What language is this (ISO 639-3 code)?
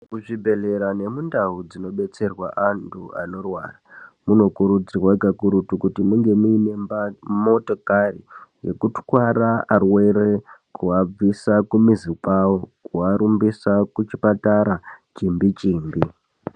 ndc